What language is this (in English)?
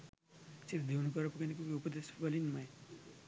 Sinhala